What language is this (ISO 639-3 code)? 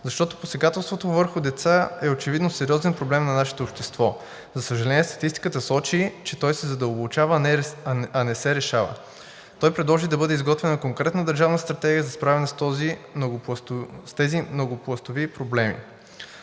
bul